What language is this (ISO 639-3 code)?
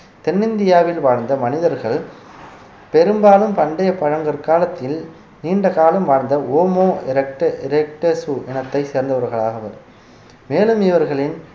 tam